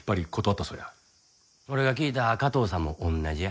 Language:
Japanese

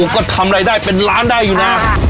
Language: Thai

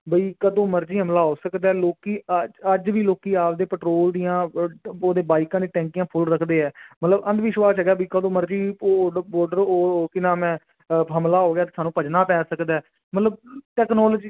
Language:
Punjabi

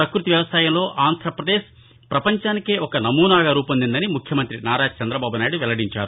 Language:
Telugu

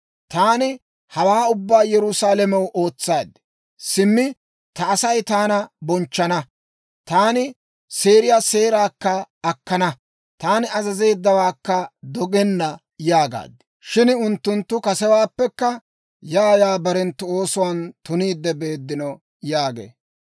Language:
Dawro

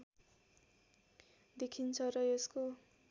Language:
Nepali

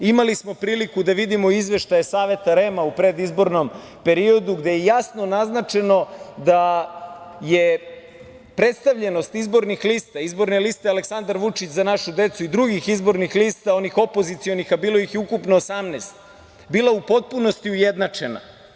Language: Serbian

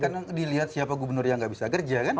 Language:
Indonesian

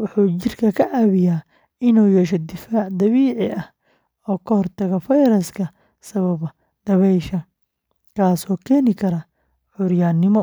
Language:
Somali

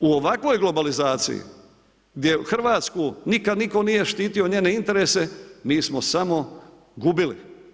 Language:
Croatian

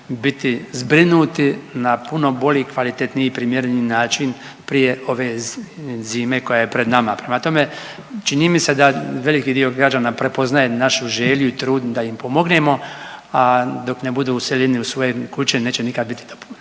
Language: Croatian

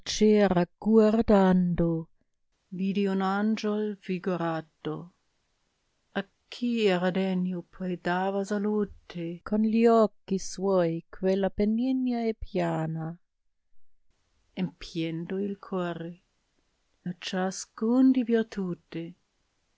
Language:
Italian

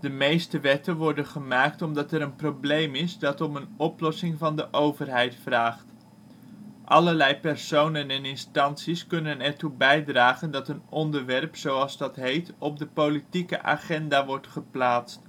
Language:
Dutch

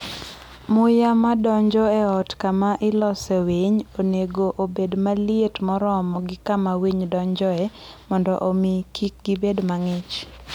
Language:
Luo (Kenya and Tanzania)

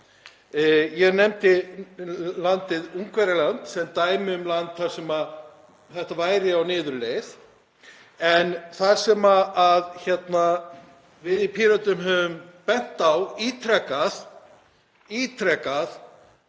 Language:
Icelandic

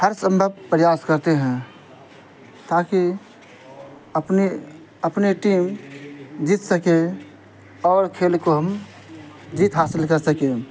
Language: Urdu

